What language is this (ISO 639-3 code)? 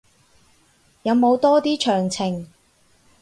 yue